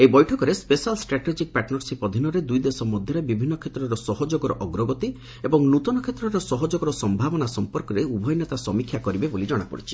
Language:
Odia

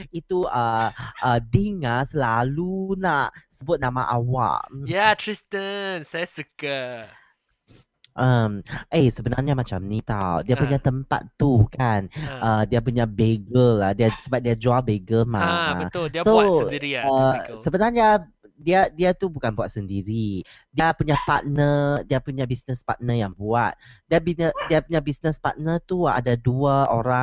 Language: Malay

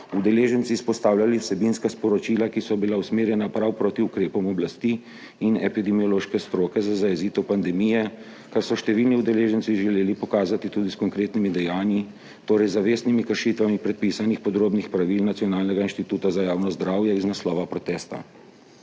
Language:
Slovenian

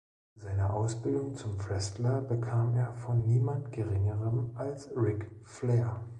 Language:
German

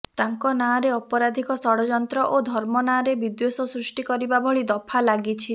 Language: Odia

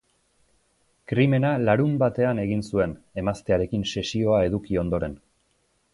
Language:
Basque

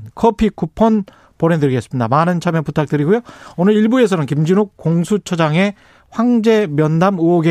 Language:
Korean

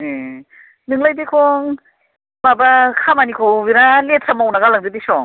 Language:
Bodo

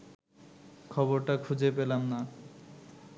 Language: Bangla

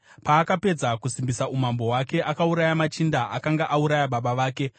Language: Shona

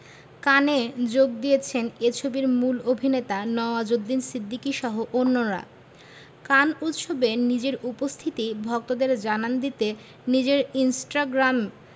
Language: Bangla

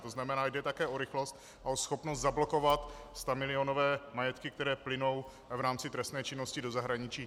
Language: Czech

